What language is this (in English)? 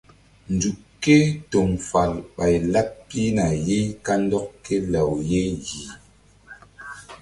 Mbum